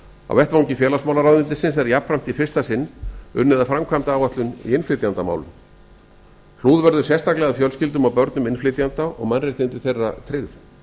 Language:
Icelandic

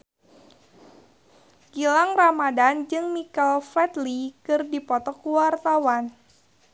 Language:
Sundanese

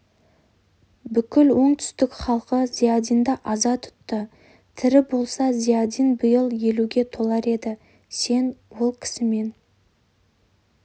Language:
Kazakh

